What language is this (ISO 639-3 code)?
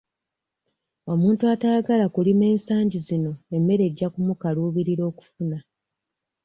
lug